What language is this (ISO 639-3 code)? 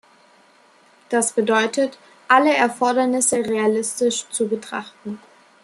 deu